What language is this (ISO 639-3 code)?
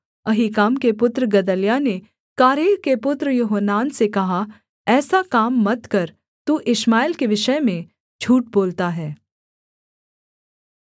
hin